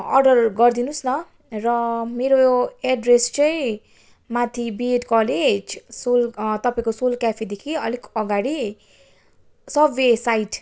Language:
Nepali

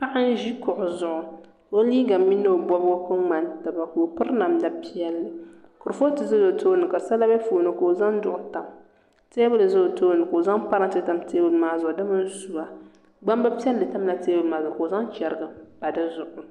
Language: Dagbani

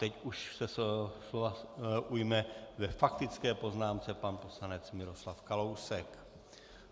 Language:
Czech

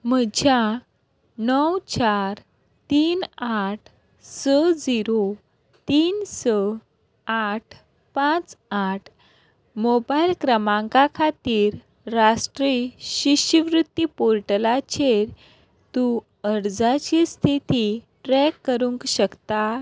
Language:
Konkani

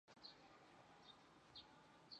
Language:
Chinese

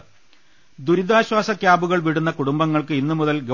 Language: Malayalam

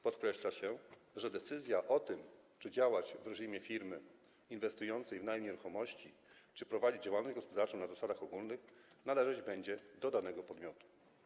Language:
Polish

